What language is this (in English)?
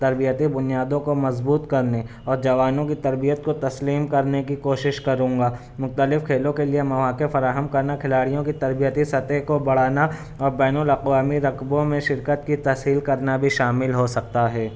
Urdu